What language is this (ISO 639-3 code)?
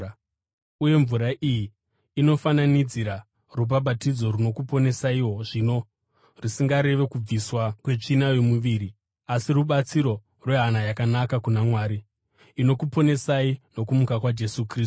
sna